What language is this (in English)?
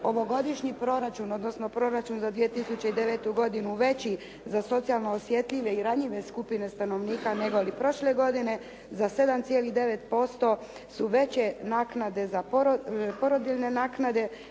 Croatian